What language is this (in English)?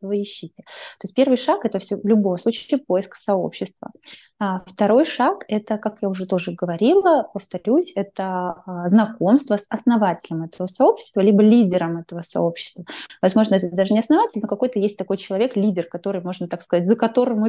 Russian